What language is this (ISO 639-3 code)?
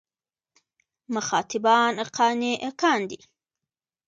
pus